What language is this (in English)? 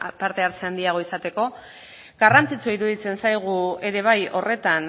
Basque